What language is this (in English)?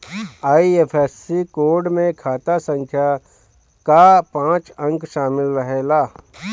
Bhojpuri